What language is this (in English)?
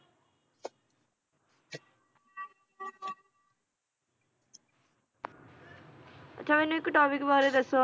Punjabi